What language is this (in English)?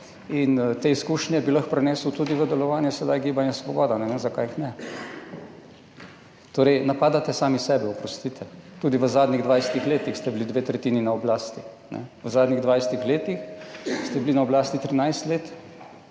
Slovenian